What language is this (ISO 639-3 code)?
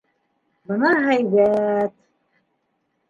bak